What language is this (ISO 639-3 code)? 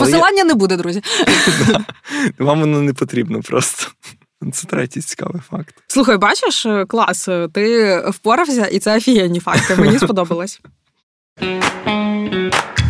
ukr